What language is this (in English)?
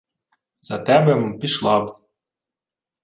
Ukrainian